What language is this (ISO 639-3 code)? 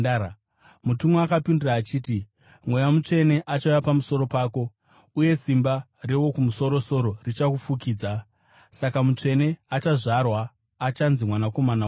sna